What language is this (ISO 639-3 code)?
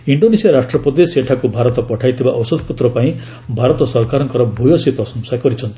ori